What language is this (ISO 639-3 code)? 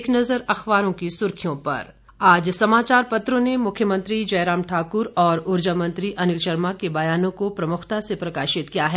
hin